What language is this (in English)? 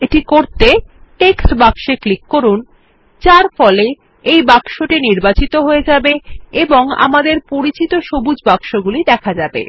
Bangla